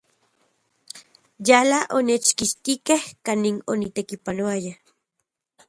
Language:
Central Puebla Nahuatl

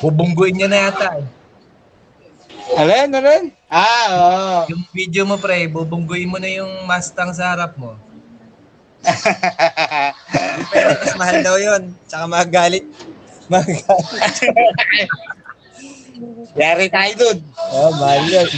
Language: Filipino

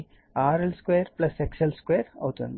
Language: Telugu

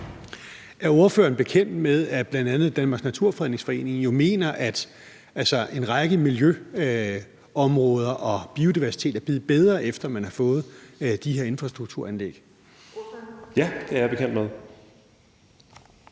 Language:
Danish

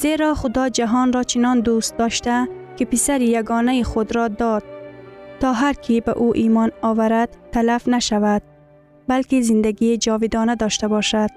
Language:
Persian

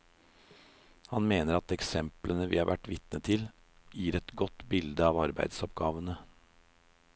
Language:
Norwegian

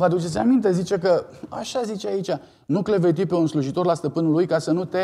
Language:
Romanian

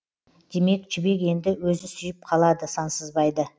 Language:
Kazakh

